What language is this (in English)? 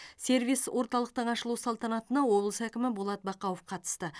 Kazakh